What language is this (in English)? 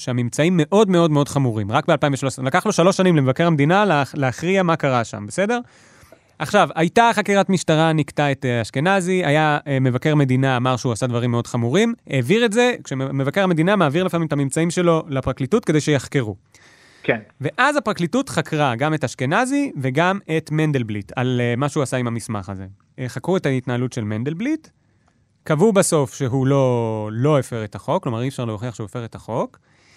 Hebrew